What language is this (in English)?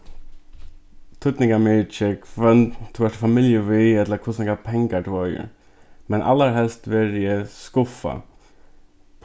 Faroese